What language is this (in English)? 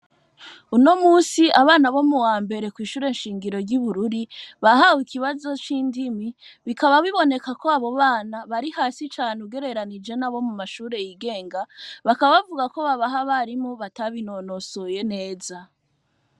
Rundi